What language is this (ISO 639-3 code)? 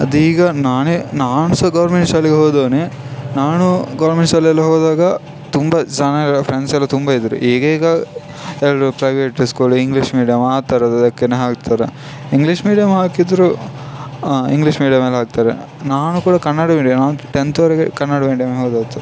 kan